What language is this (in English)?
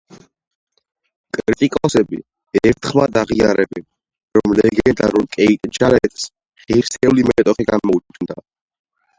Georgian